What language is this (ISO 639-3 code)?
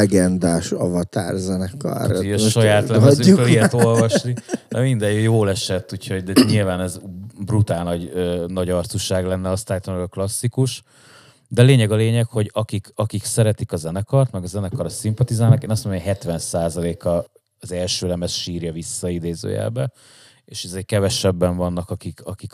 hun